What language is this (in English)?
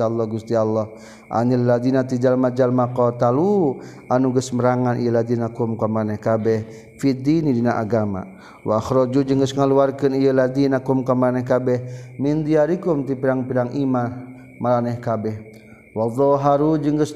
Malay